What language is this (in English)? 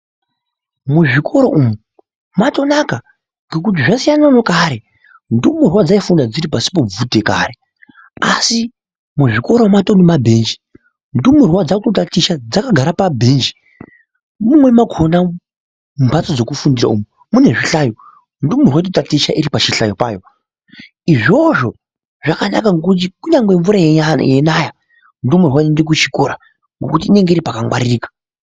Ndau